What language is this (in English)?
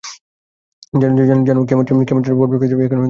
Bangla